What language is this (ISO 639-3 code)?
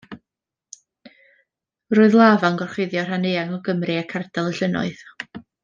cym